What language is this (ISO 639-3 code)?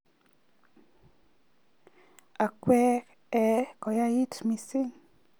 kln